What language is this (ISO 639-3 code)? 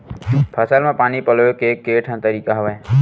hne